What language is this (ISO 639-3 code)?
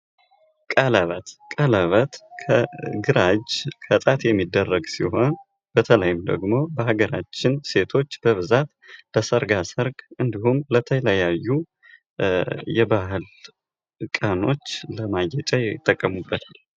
amh